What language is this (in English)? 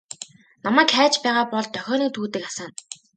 Mongolian